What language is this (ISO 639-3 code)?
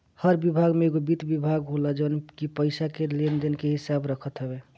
bho